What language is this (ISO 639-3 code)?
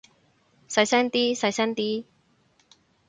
yue